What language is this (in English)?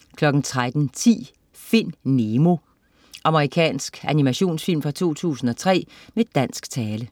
Danish